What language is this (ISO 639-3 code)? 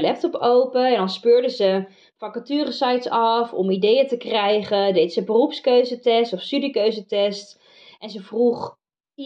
nld